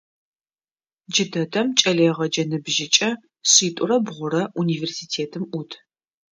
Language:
Adyghe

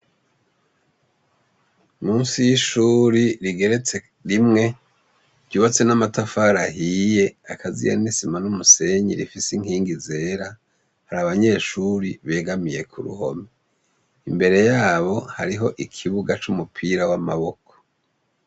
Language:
Rundi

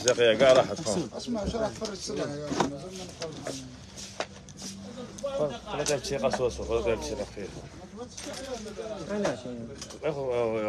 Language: Arabic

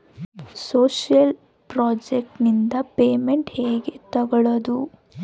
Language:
Kannada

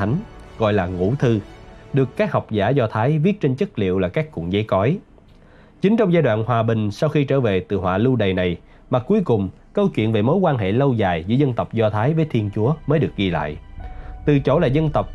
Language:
Vietnamese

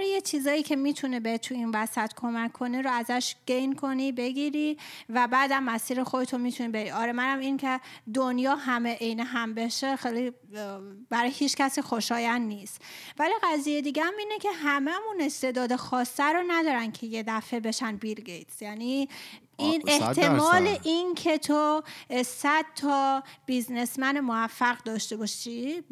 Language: Persian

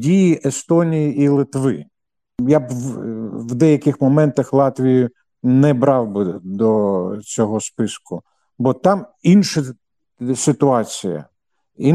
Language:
Ukrainian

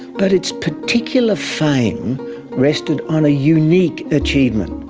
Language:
English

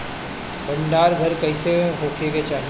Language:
Bhojpuri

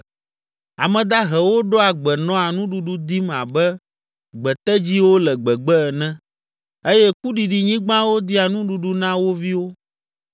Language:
Ewe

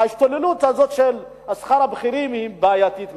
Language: Hebrew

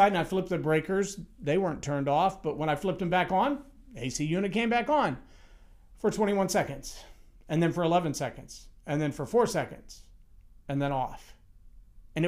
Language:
English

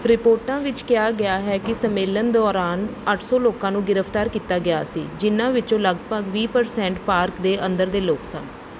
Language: Punjabi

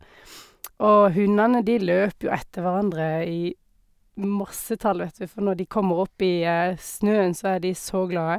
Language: Norwegian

